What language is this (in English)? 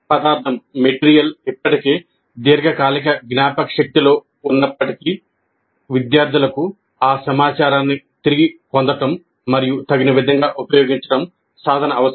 Telugu